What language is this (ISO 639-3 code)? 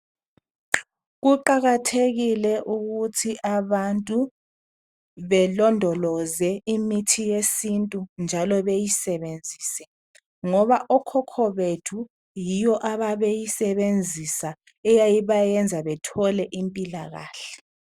nde